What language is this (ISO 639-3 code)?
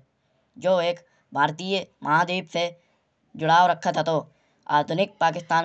bjj